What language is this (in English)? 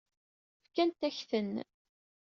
Kabyle